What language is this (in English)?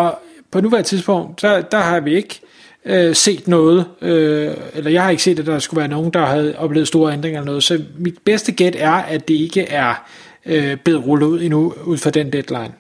Danish